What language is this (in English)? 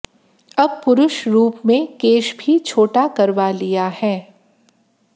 Hindi